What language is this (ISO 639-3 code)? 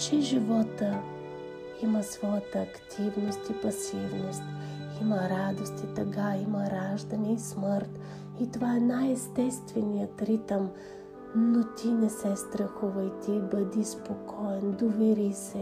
bul